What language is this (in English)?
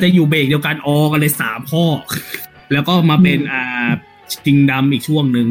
Thai